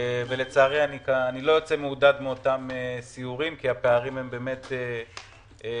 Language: Hebrew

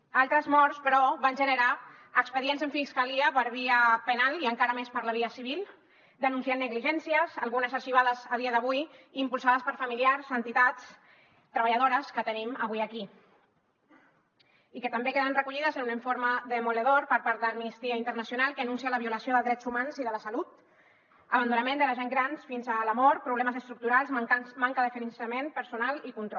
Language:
Catalan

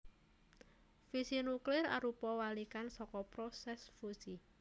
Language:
Javanese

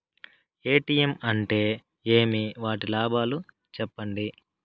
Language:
Telugu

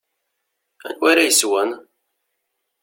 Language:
Kabyle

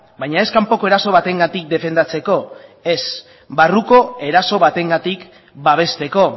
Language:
Basque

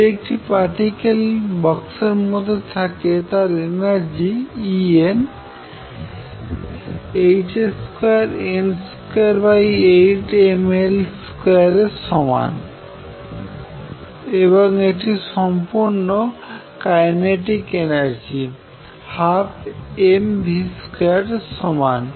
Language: Bangla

